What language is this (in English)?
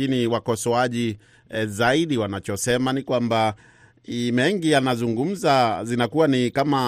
Swahili